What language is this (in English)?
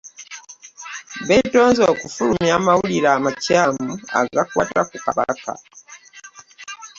Ganda